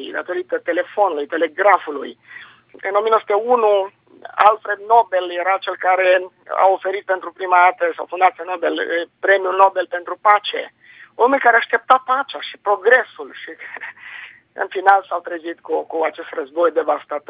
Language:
Romanian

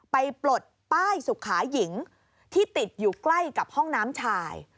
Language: Thai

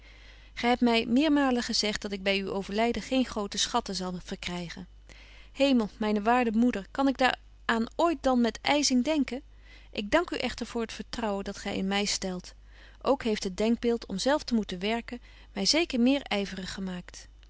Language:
Dutch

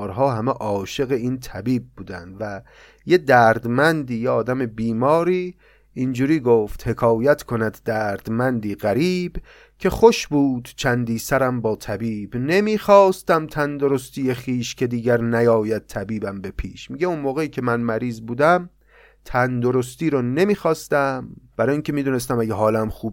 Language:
Persian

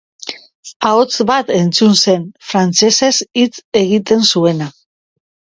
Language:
Basque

